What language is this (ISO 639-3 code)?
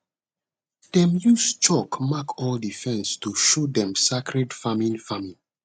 pcm